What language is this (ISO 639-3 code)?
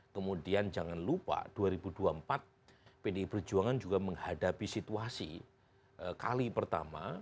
ind